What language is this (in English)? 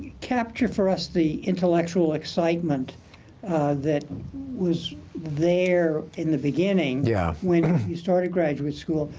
English